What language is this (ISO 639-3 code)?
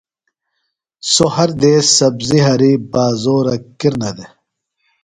phl